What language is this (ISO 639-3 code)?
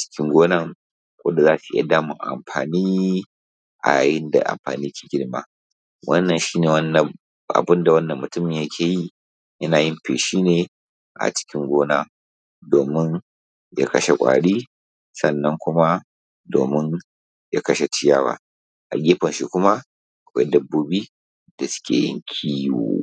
hau